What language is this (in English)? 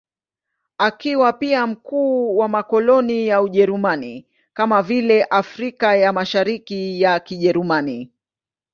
Swahili